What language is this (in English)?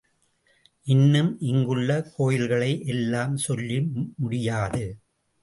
Tamil